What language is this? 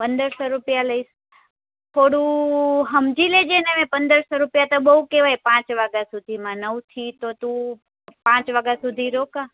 Gujarati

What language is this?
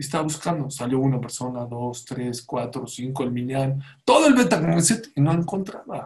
Spanish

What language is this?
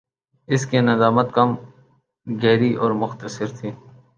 Urdu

